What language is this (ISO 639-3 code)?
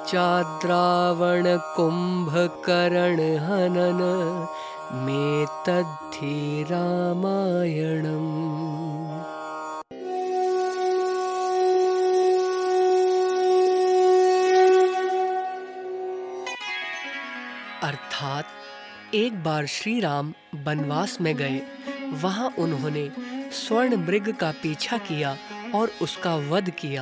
hin